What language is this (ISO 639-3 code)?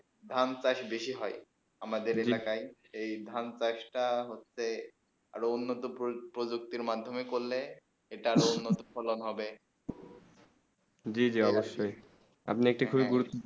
ben